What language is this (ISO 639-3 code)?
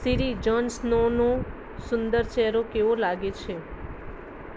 guj